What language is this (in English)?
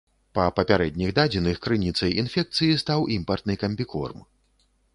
Belarusian